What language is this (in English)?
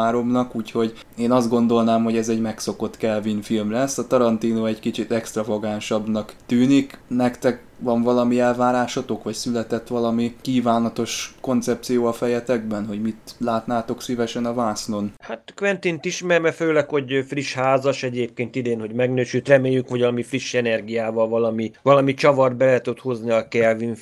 Hungarian